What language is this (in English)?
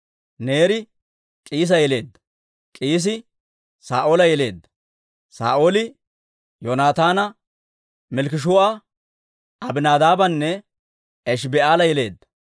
Dawro